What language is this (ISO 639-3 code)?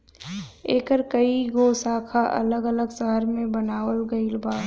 bho